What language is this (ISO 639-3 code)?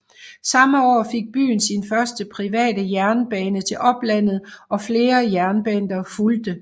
dan